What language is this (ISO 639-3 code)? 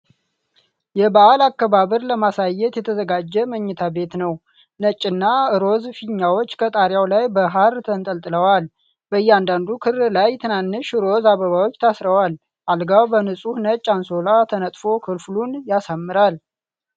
amh